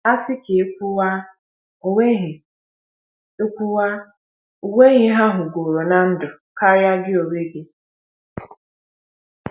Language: Igbo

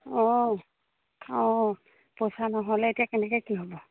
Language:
Assamese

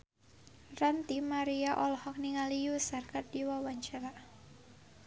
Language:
Sundanese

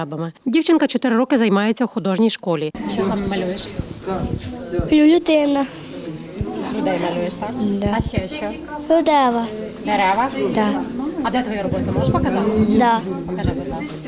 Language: Ukrainian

